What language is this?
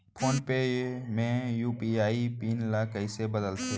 Chhattisgarhi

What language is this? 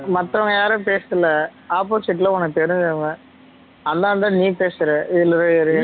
Tamil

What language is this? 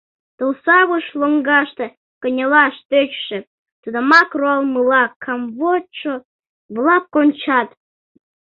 Mari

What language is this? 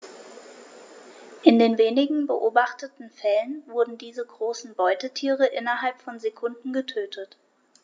German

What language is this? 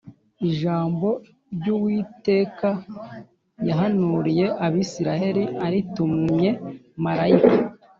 Kinyarwanda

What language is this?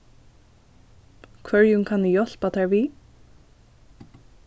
Faroese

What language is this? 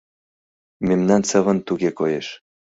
Mari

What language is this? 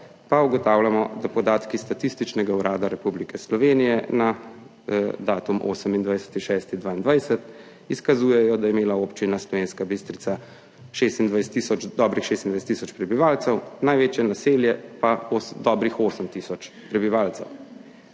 Slovenian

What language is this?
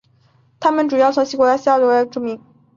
Chinese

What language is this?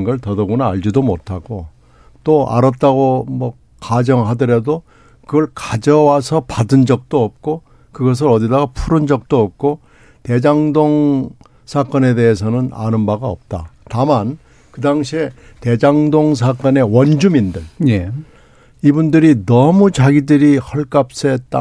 Korean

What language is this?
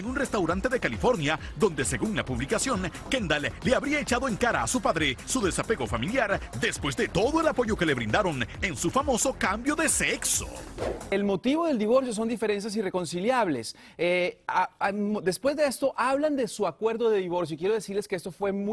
Spanish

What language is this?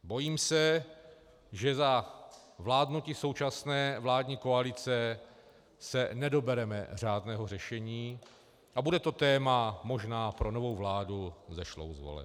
Czech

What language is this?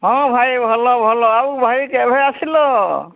Odia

